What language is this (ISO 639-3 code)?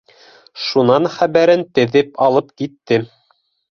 bak